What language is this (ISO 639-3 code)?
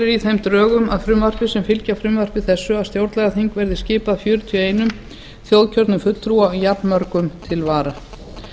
isl